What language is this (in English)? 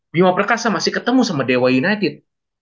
Indonesian